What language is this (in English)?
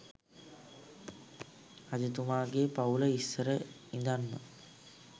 Sinhala